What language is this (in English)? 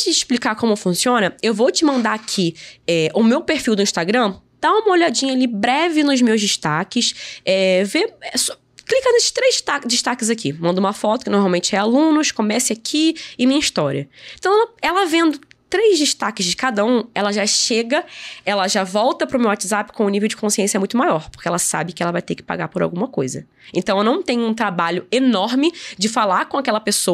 Portuguese